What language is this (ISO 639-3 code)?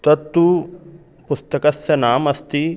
san